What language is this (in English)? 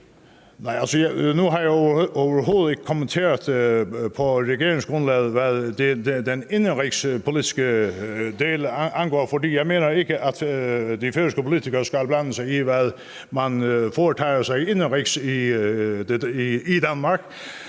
Danish